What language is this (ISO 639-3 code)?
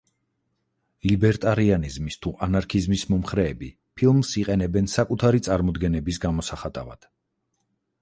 kat